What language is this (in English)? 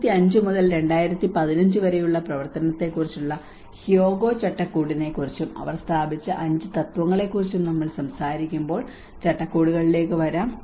Malayalam